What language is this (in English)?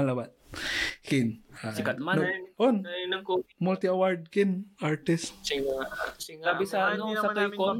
Filipino